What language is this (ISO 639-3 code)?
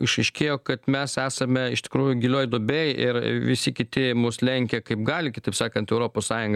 lit